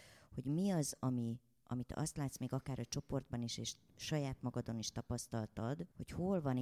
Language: Hungarian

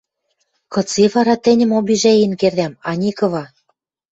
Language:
Western Mari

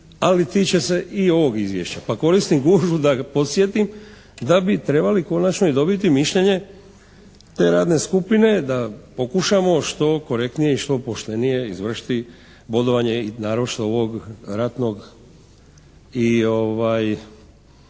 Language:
Croatian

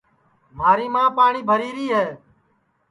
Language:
Sansi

